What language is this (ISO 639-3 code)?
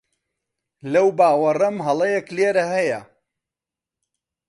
ckb